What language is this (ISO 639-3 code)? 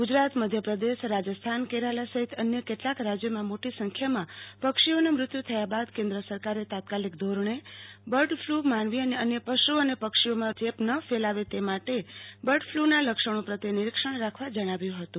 guj